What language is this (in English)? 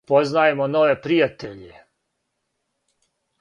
Serbian